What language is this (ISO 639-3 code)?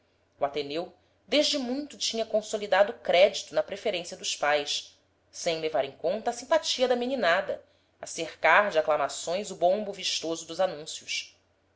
por